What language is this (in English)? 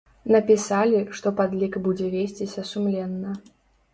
Belarusian